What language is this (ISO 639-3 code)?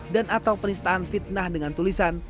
ind